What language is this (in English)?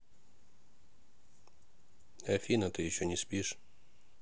Russian